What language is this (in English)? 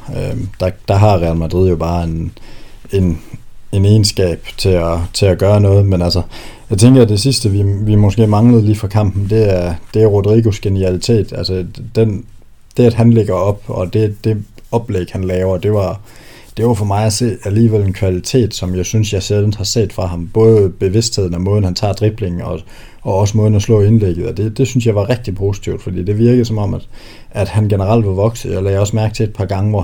Danish